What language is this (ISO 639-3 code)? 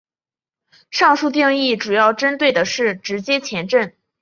zho